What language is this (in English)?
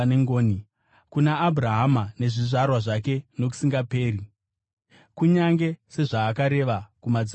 Shona